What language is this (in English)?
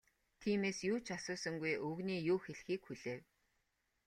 Mongolian